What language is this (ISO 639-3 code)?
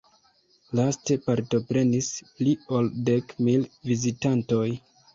epo